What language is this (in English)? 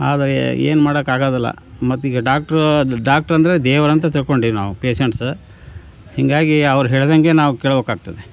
Kannada